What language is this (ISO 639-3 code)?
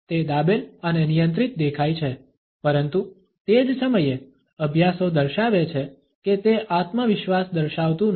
guj